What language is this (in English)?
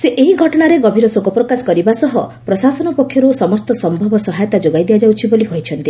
Odia